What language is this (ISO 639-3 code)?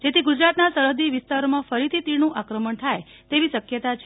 guj